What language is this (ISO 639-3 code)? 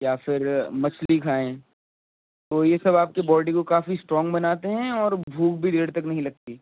urd